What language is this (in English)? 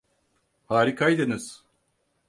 Turkish